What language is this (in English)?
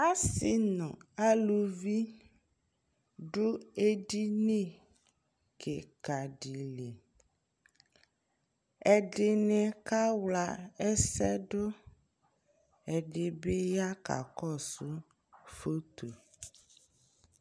Ikposo